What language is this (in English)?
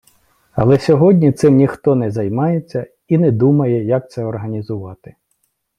Ukrainian